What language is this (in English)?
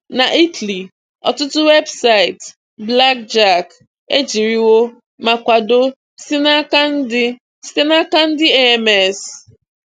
Igbo